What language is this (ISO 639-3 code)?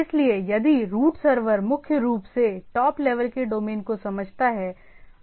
hin